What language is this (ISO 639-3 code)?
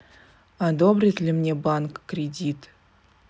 rus